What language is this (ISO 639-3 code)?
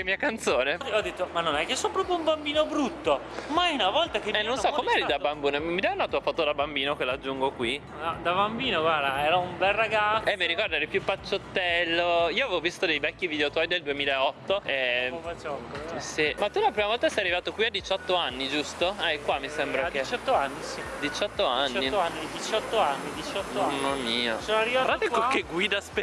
ita